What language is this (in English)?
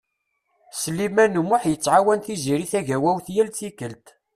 Kabyle